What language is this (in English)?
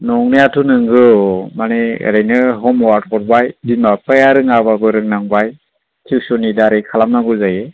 Bodo